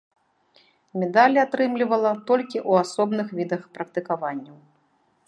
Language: Belarusian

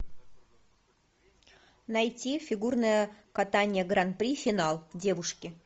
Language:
Russian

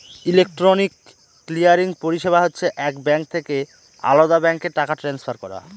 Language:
Bangla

